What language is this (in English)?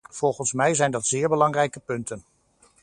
Dutch